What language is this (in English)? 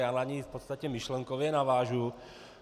Czech